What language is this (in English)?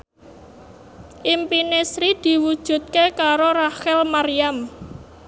Javanese